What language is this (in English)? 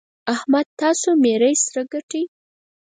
Pashto